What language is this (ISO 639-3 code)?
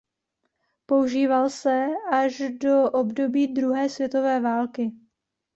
ces